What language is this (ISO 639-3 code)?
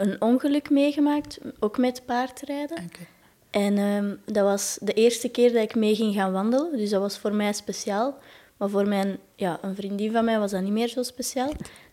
nld